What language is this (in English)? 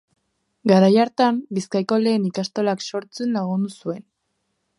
Basque